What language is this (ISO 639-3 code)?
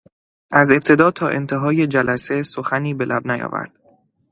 fas